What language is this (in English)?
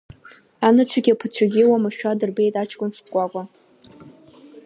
Abkhazian